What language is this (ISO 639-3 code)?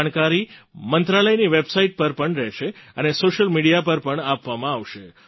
guj